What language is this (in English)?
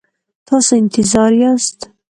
Pashto